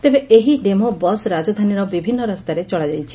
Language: Odia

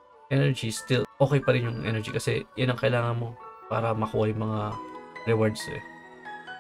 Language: Filipino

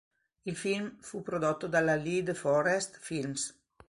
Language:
Italian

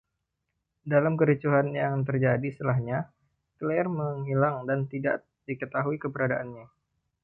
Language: Indonesian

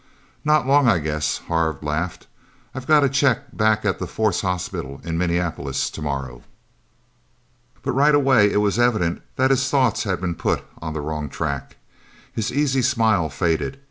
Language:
English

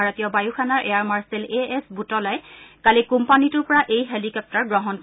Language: Assamese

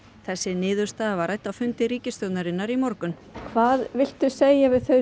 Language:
Icelandic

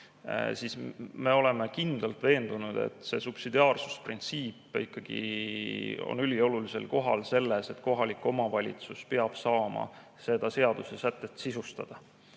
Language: Estonian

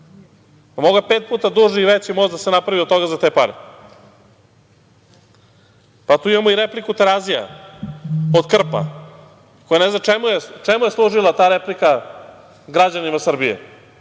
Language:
Serbian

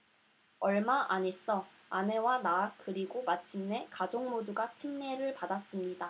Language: Korean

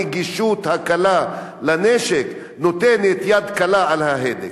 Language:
Hebrew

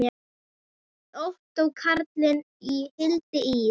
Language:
Icelandic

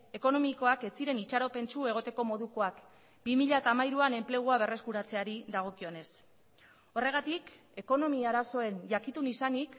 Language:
Basque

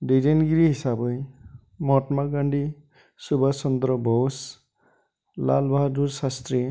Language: Bodo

